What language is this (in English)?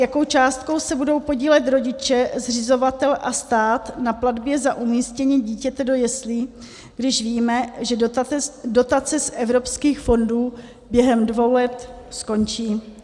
Czech